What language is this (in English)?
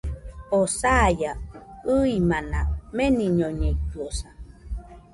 Nüpode Huitoto